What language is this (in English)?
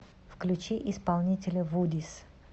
Russian